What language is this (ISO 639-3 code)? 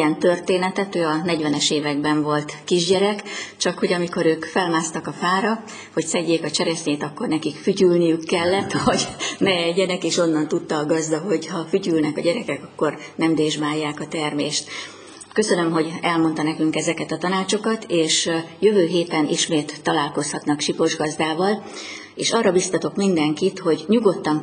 hun